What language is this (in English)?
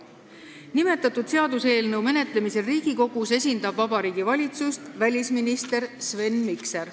Estonian